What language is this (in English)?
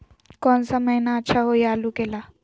Magahi